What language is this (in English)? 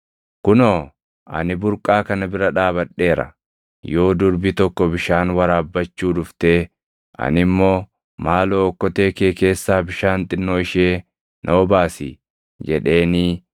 Oromo